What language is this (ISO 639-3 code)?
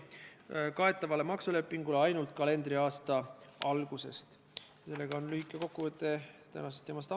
est